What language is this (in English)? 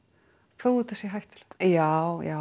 Icelandic